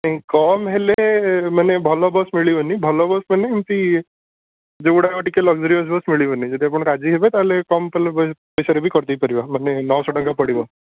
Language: Odia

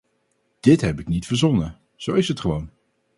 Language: Dutch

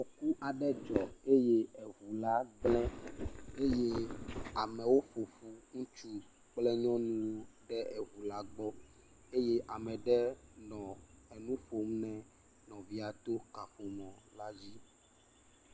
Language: Ewe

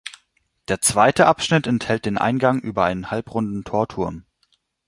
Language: German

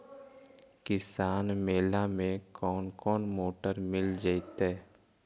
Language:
Magahi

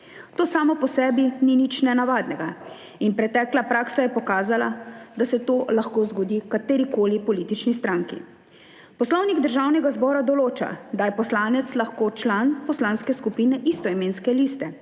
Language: Slovenian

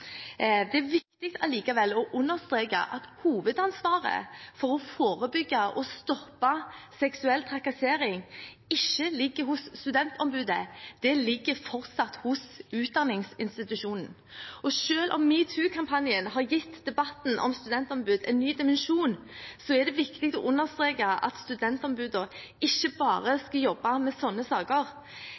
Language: Norwegian Bokmål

